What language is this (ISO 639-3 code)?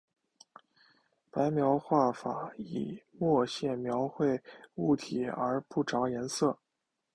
zho